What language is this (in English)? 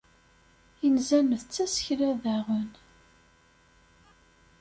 Kabyle